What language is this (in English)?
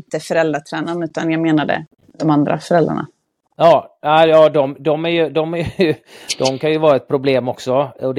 Swedish